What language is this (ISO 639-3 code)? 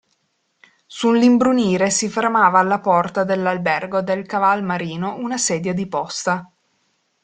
ita